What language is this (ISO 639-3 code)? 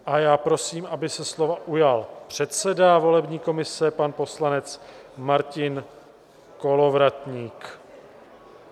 ces